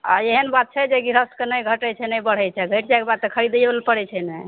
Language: Maithili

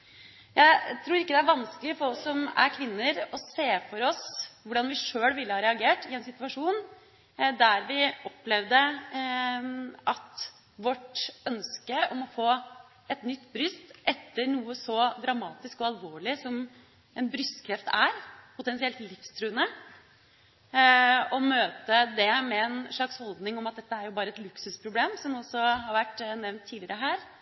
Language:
Norwegian Bokmål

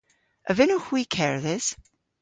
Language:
Cornish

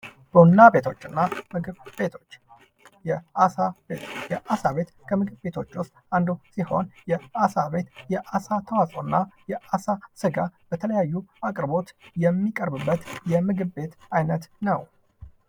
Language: Amharic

